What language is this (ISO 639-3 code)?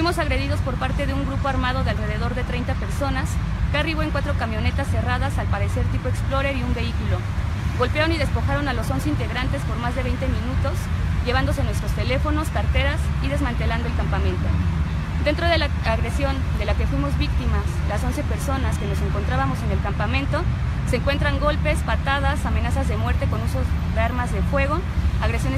spa